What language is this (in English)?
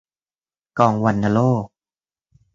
Thai